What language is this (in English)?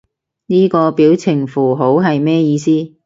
Cantonese